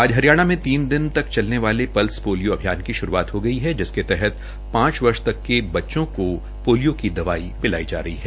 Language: Hindi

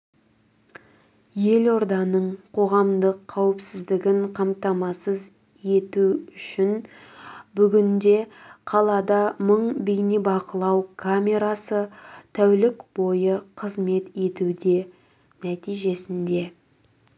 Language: Kazakh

